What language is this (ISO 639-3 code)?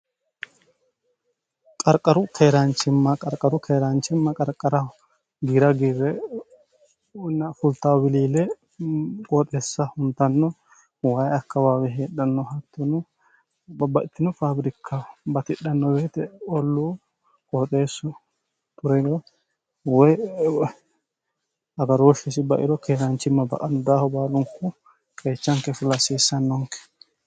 sid